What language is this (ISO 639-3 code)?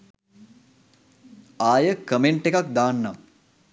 sin